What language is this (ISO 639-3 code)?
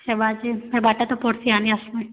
ori